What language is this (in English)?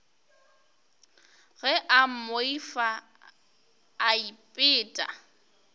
Northern Sotho